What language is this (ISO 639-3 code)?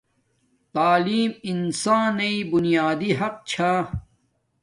dmk